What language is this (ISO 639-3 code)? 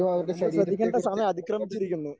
mal